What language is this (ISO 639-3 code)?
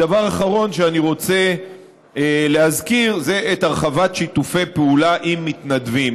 heb